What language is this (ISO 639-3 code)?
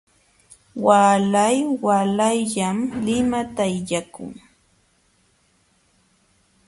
qxw